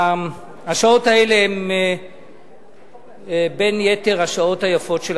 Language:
Hebrew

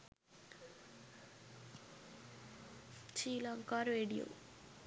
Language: Sinhala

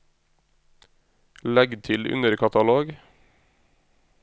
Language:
Norwegian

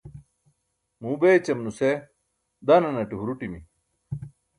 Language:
Burushaski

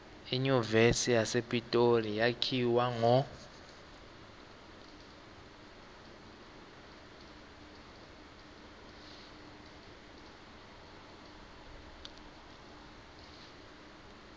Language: Swati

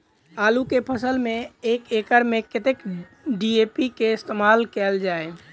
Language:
Maithili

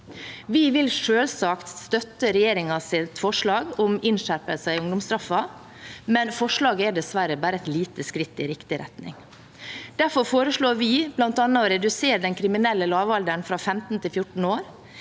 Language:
Norwegian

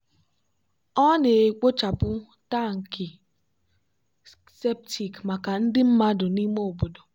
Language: Igbo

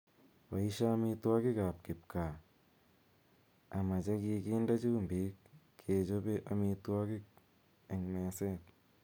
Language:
Kalenjin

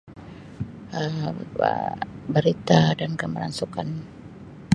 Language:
Sabah Malay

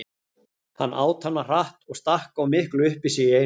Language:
Icelandic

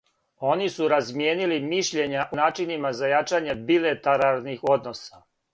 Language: Serbian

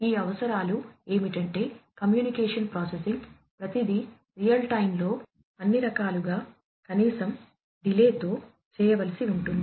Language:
Telugu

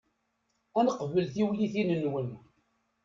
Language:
Kabyle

